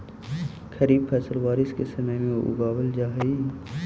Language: Magahi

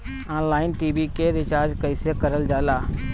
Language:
Bhojpuri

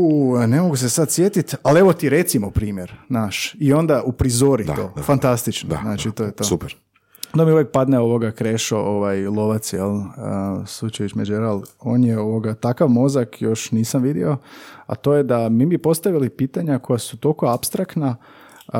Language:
Croatian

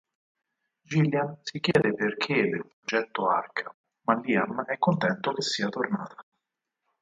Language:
Italian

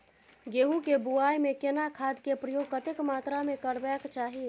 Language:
Maithili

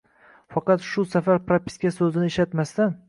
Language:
Uzbek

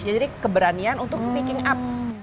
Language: Indonesian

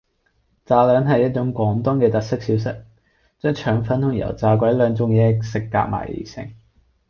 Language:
Cantonese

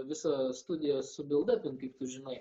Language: Lithuanian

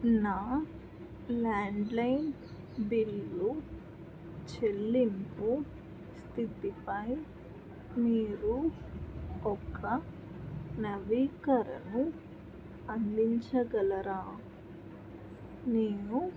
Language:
Telugu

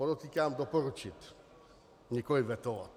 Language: Czech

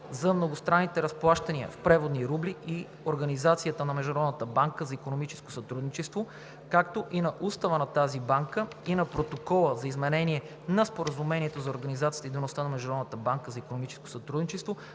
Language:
Bulgarian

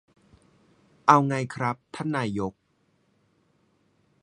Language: Thai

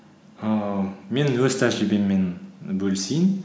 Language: Kazakh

